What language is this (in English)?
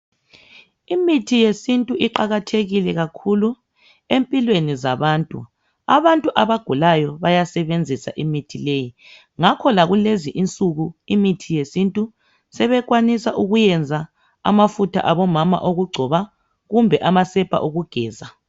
North Ndebele